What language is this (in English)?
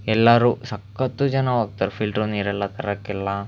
Kannada